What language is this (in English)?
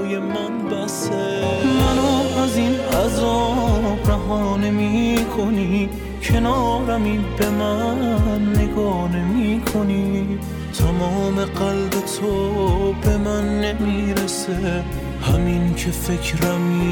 Persian